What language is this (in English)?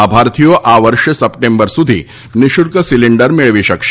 Gujarati